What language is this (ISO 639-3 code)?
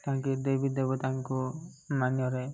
ori